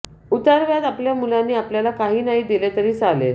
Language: Marathi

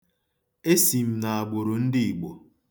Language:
Igbo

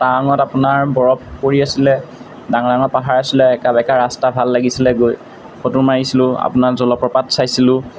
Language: Assamese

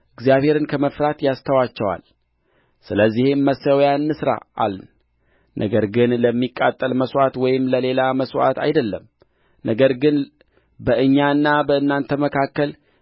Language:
Amharic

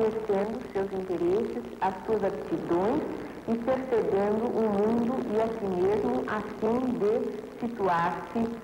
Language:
Portuguese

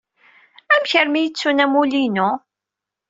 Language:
Kabyle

